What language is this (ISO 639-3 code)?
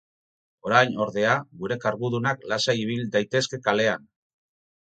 eus